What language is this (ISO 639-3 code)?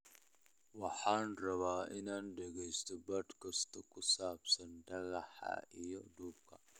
som